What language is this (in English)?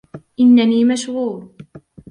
Arabic